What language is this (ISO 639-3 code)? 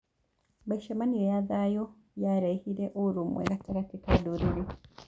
kik